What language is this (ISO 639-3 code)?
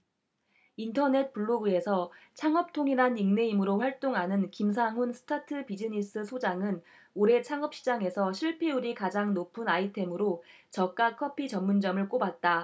kor